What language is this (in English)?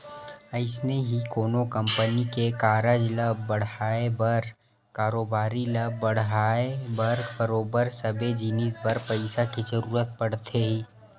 Chhattisgarhi